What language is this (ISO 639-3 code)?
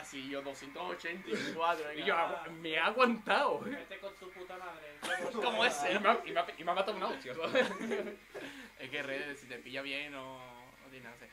spa